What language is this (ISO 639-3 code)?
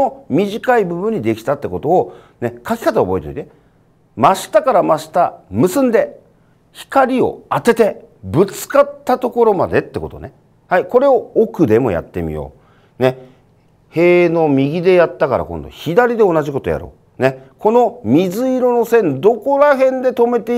jpn